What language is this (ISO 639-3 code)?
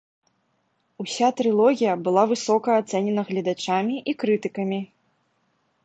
bel